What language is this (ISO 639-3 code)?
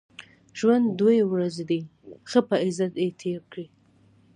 pus